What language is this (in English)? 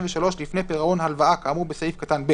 Hebrew